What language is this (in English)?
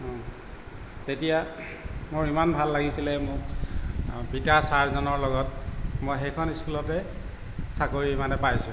Assamese